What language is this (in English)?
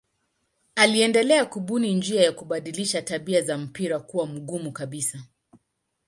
Swahili